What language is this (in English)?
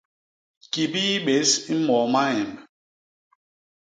Basaa